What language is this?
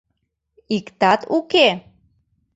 Mari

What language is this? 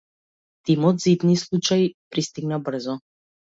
Macedonian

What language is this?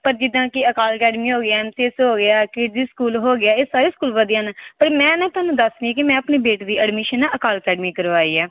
Punjabi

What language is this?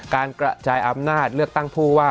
Thai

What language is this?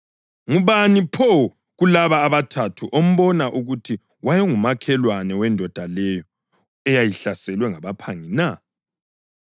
North Ndebele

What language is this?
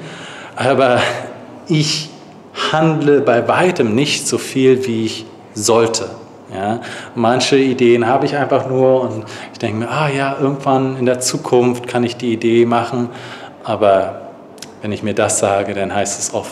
German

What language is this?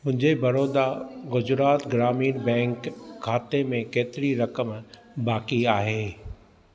Sindhi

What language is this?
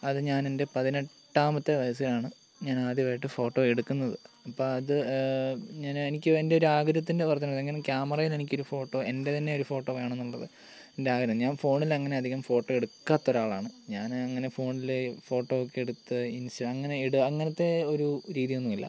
Malayalam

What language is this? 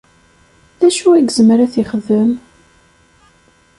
Kabyle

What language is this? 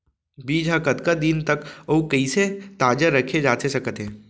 Chhattisgarhi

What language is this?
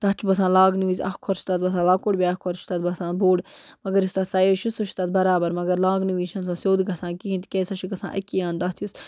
Kashmiri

